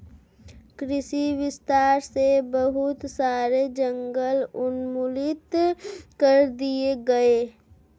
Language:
Hindi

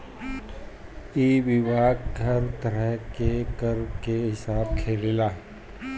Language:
Bhojpuri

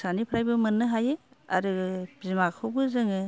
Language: Bodo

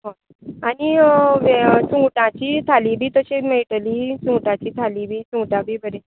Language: Konkani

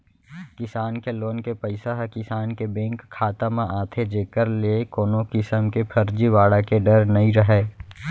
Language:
Chhattisgarhi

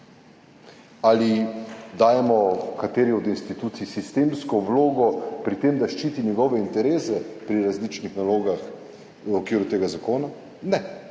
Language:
Slovenian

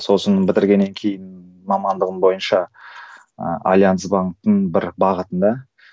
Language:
Kazakh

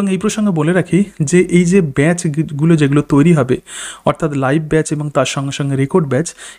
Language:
Hindi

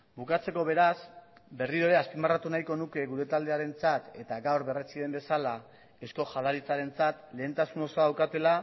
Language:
Basque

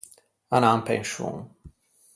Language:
Ligurian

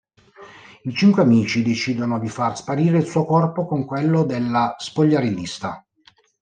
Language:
Italian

